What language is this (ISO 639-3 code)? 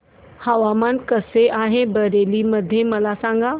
mar